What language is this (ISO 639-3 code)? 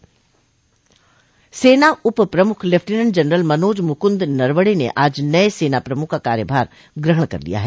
hin